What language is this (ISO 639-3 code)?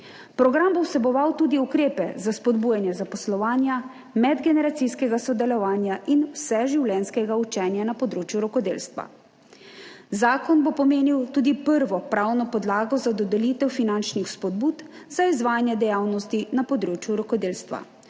slv